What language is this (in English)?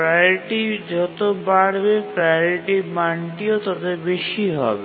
Bangla